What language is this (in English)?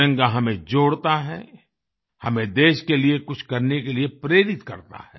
Hindi